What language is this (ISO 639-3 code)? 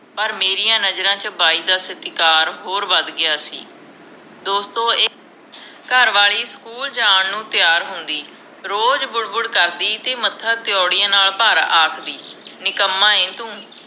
pan